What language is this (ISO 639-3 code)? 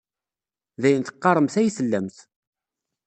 kab